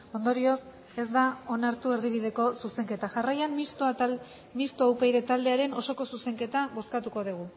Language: Basque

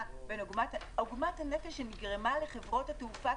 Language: Hebrew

